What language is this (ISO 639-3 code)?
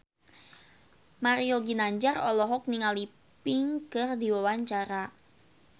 sun